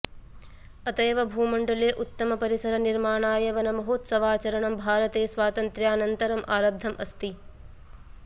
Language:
Sanskrit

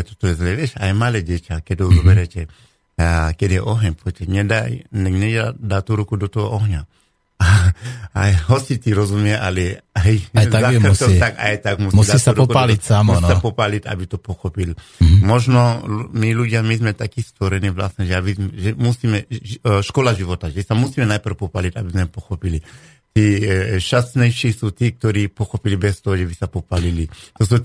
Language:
Slovak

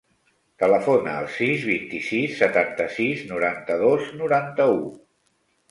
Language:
Catalan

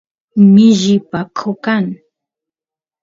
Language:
Santiago del Estero Quichua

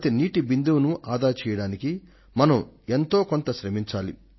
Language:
Telugu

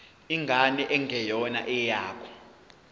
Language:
Zulu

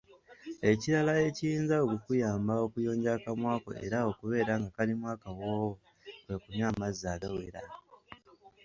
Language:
Ganda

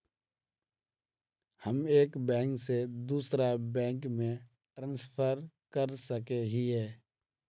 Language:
Magahi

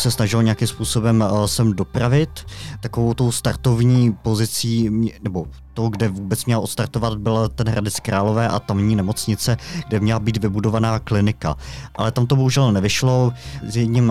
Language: Czech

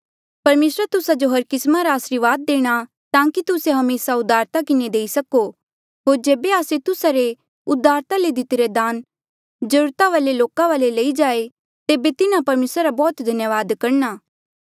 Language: Mandeali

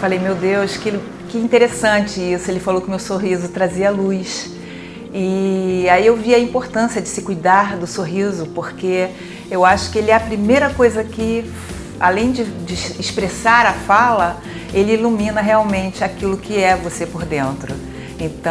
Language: Portuguese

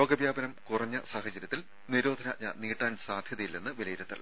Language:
Malayalam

